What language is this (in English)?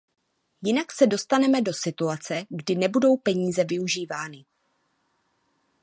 Czech